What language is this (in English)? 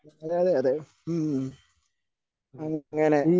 Malayalam